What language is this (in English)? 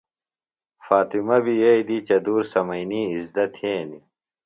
Phalura